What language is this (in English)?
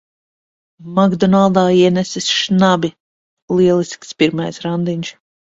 Latvian